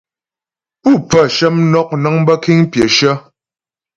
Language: Ghomala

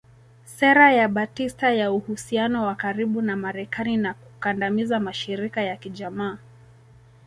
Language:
Swahili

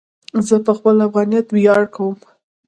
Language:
Pashto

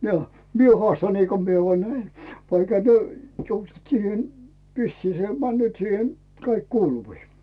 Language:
Finnish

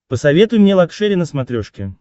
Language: Russian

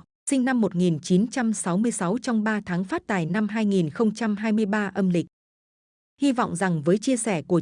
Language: Vietnamese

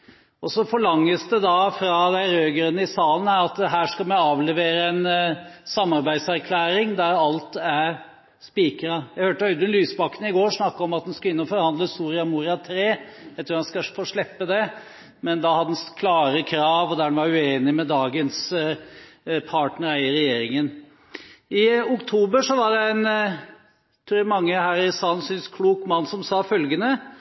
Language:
Norwegian Bokmål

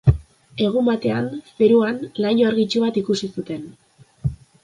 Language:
Basque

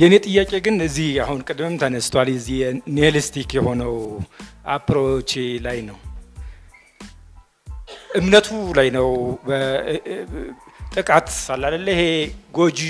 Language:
Amharic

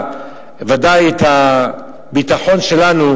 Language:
Hebrew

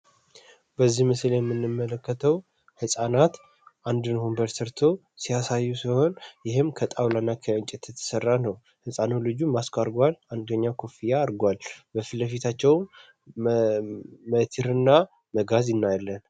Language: Amharic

